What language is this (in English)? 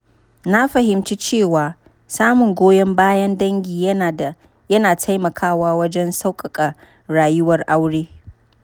Hausa